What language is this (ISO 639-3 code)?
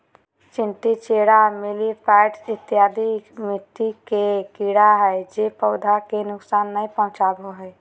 mag